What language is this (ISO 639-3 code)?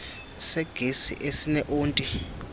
xho